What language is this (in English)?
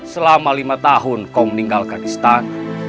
Indonesian